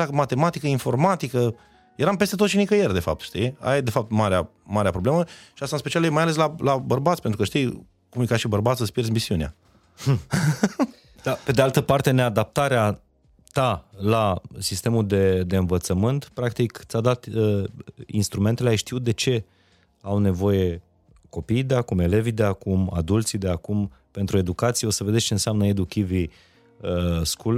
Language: Romanian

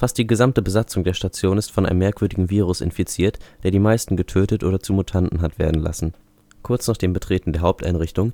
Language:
German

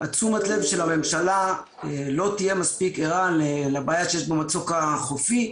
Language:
Hebrew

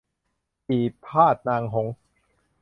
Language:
Thai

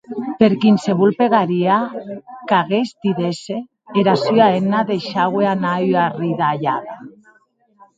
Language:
Occitan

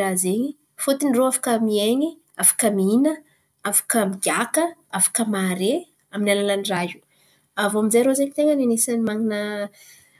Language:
Antankarana Malagasy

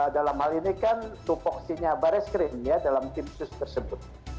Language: Indonesian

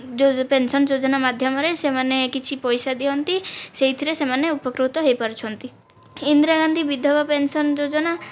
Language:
Odia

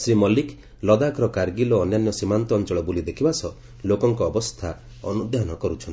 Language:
Odia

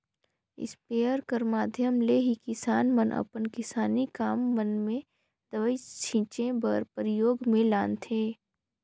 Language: Chhattisgarhi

